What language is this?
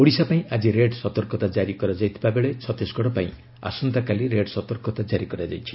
Odia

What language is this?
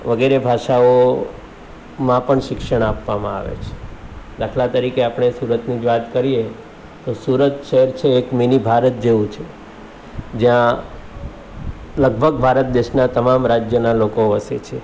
Gujarati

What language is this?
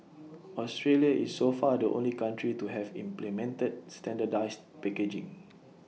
English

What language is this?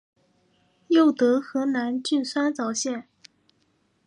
Chinese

